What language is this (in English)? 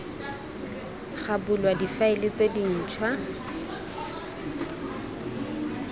Tswana